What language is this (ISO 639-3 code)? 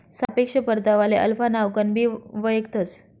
mar